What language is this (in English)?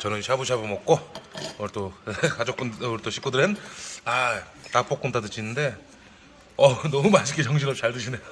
Korean